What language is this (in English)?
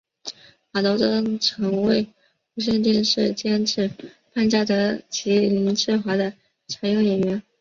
Chinese